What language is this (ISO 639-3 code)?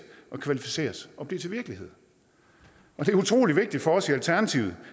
dan